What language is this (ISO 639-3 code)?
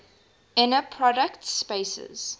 eng